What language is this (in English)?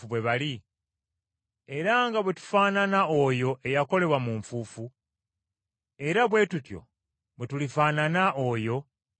Ganda